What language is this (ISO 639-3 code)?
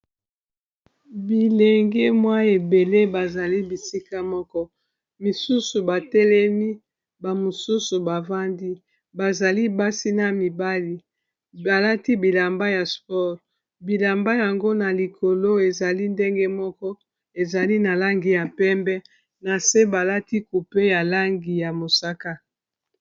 lin